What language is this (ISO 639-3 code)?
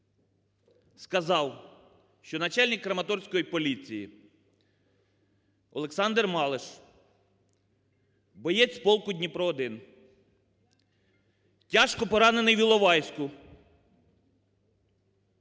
ukr